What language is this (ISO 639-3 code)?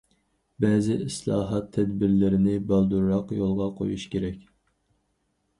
uig